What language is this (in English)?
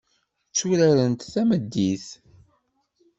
Kabyle